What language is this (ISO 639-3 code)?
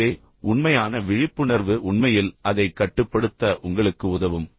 tam